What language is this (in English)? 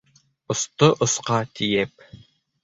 Bashkir